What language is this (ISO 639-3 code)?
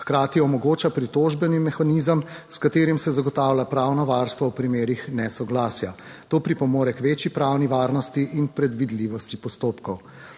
slv